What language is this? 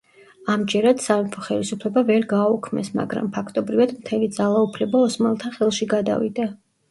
Georgian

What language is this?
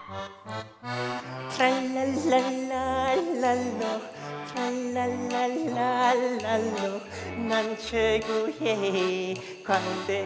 Korean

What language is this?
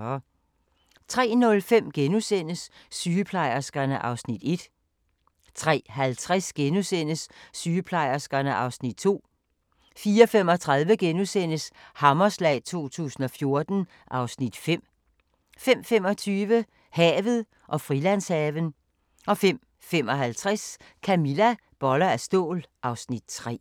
Danish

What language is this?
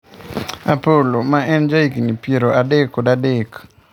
Luo (Kenya and Tanzania)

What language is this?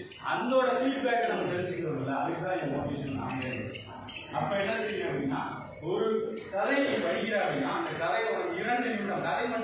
Korean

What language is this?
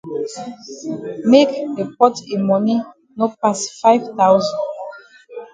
Cameroon Pidgin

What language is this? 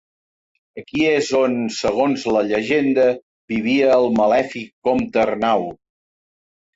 Catalan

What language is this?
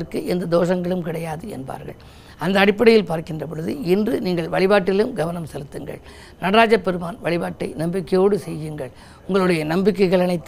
Tamil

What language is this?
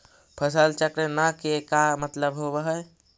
Magahi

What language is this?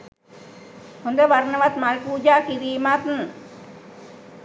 Sinhala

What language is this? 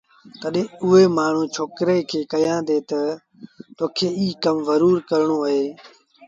Sindhi Bhil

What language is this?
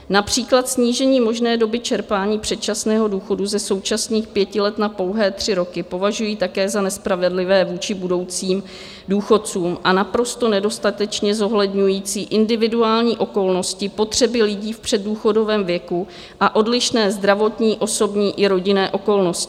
Czech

